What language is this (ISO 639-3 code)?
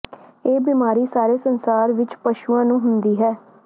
pan